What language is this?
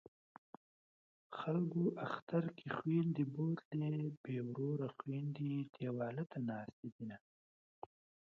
Pashto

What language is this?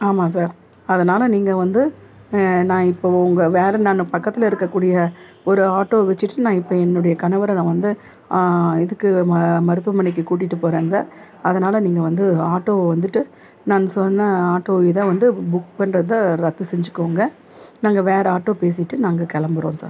Tamil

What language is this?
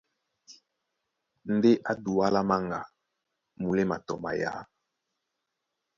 Duala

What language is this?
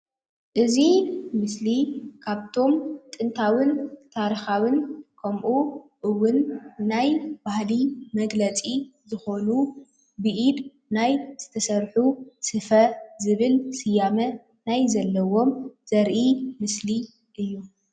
Tigrinya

